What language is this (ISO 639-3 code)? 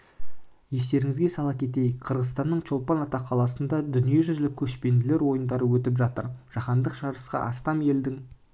kaz